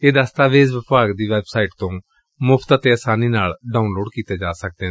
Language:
Punjabi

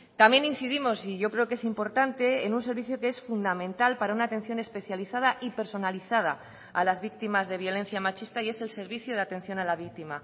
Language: Spanish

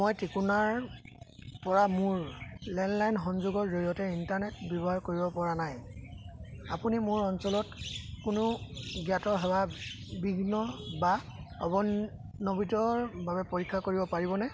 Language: Assamese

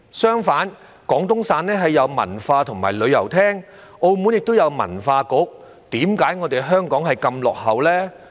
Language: Cantonese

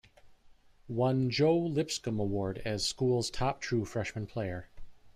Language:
English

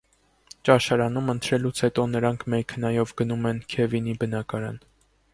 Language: Armenian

